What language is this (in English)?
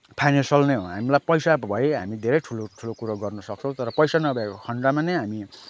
Nepali